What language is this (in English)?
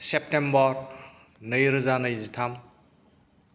Bodo